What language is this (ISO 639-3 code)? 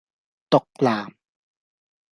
yue